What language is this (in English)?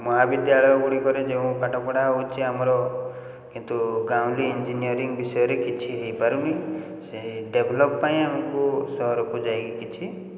Odia